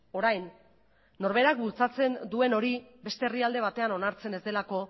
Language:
Basque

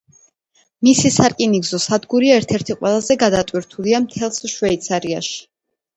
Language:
Georgian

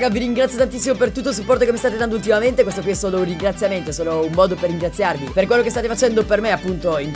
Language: Italian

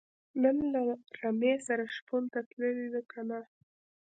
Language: Pashto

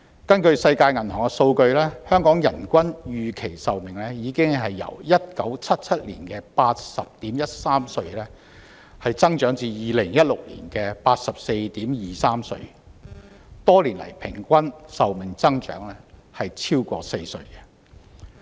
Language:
Cantonese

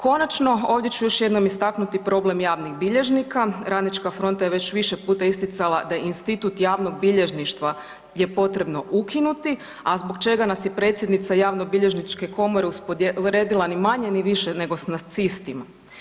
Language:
Croatian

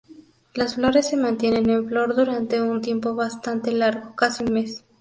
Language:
Spanish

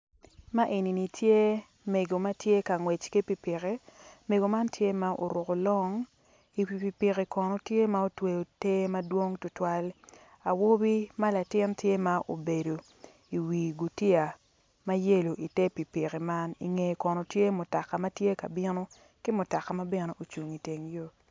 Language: Acoli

